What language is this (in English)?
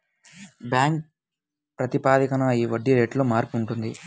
Telugu